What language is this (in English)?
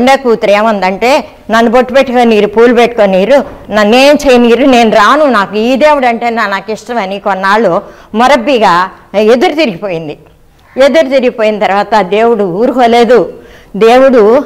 Telugu